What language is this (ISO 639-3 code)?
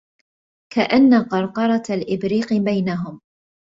ara